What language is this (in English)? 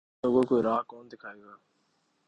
Urdu